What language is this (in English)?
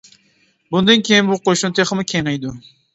Uyghur